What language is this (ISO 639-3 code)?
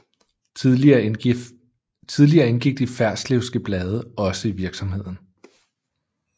dan